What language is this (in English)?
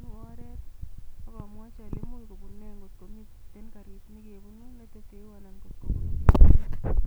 Kalenjin